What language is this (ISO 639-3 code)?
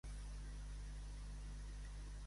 cat